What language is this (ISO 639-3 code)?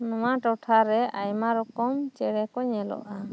sat